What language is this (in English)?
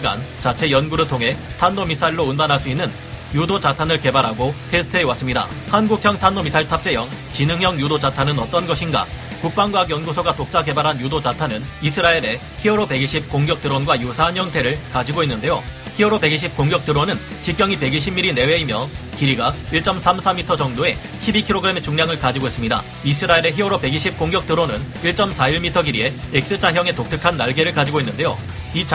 Korean